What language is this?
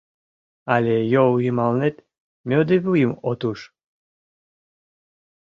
Mari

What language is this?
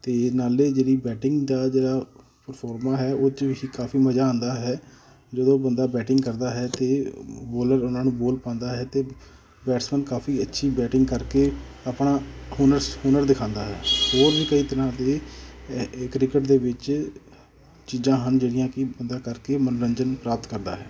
Punjabi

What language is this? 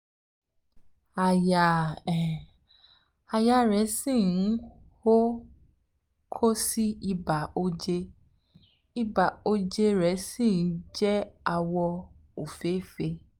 Yoruba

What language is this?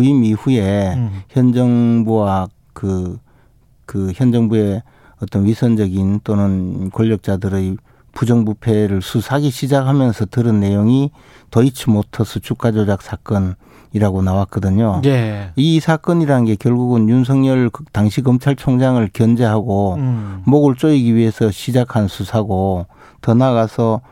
Korean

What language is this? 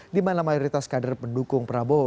Indonesian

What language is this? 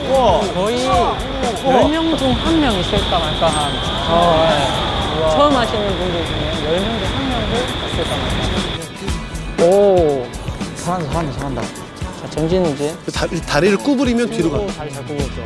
Korean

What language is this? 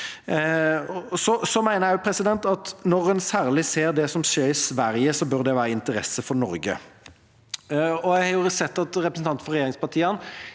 Norwegian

